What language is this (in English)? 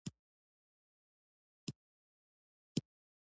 Pashto